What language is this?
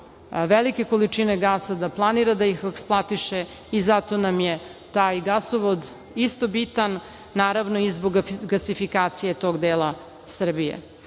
Serbian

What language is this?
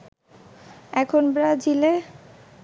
Bangla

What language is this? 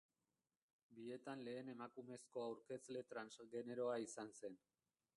Basque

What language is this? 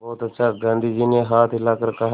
Hindi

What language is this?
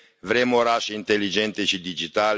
Romanian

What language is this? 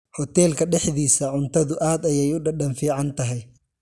Somali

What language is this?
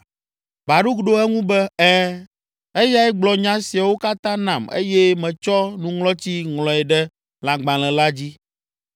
Ewe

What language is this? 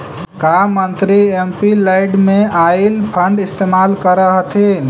Magahi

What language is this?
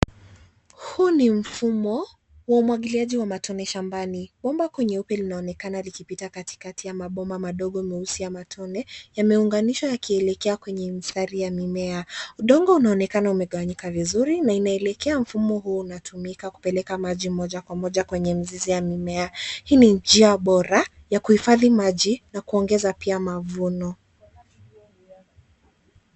Swahili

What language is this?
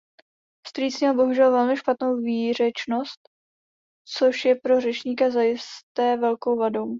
Czech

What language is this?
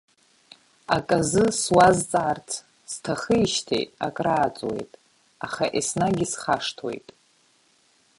Abkhazian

